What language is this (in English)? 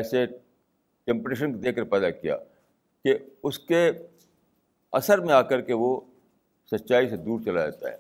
Urdu